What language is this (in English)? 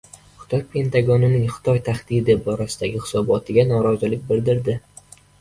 Uzbek